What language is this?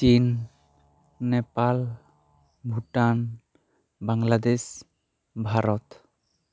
Santali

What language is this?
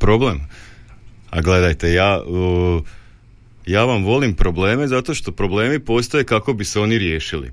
Croatian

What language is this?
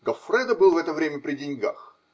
Russian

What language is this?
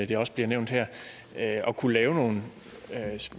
Danish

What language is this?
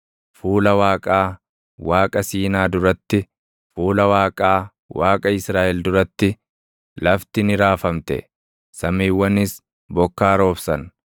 Oromo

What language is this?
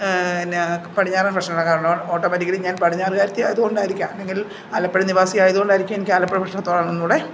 Malayalam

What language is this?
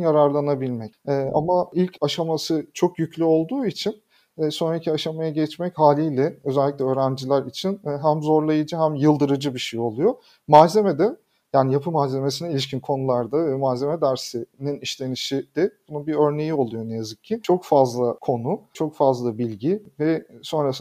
Turkish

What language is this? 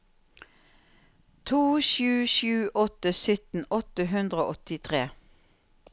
Norwegian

